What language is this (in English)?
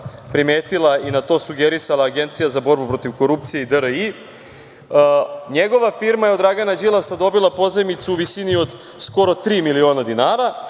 Serbian